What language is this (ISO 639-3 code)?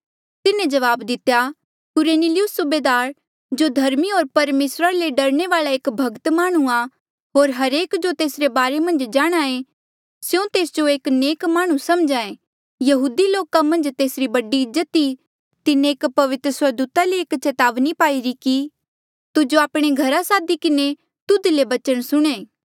mjl